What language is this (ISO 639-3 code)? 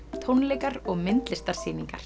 isl